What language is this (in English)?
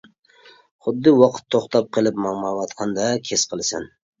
Uyghur